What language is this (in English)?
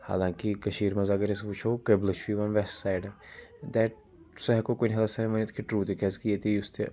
Kashmiri